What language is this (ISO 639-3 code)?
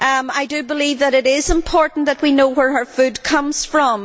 eng